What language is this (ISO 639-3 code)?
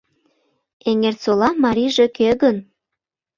chm